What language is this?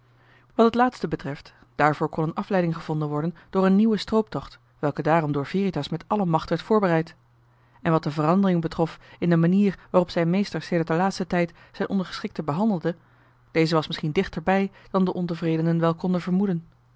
Dutch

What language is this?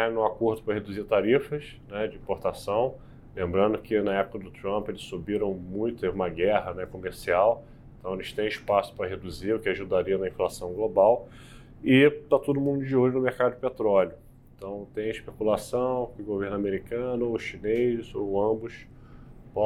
Portuguese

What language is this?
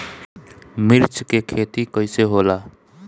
Bhojpuri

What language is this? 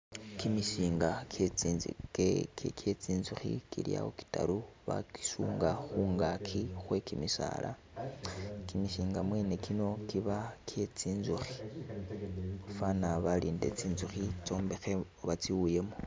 Masaaba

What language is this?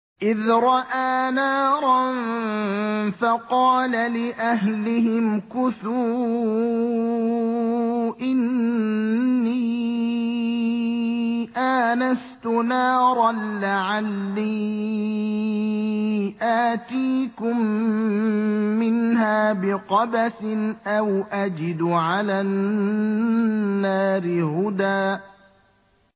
Arabic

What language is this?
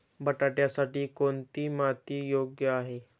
Marathi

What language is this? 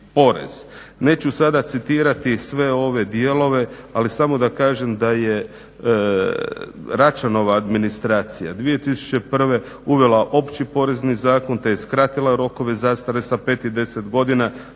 Croatian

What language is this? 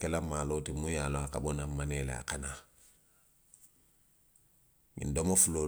Western Maninkakan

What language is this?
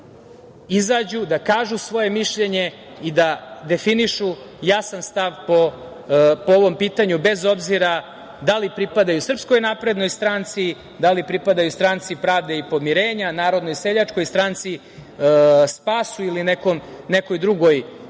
Serbian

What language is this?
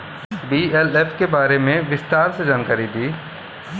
Bhojpuri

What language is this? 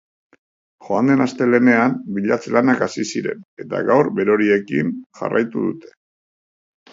Basque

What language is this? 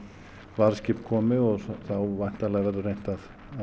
Icelandic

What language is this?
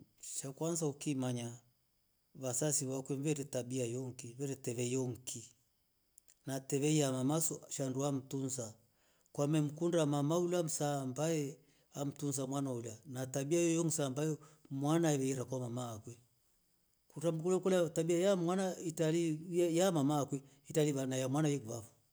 Rombo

